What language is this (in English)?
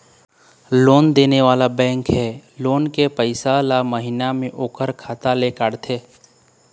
Chhattisgarhi